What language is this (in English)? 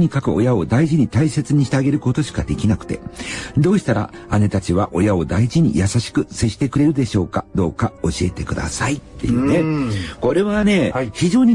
Japanese